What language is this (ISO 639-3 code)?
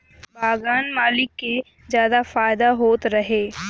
bho